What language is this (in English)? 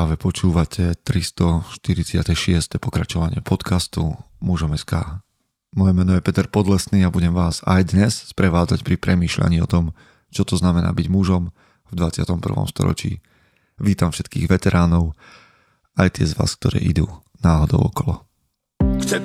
Slovak